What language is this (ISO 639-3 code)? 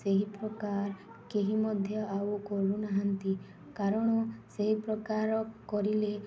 ori